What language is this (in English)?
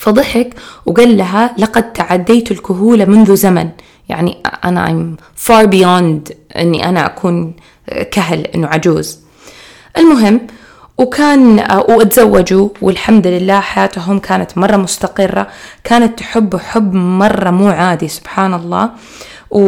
Arabic